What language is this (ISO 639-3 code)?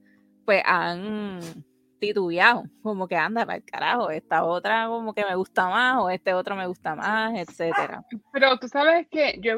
spa